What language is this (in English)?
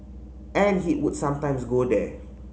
English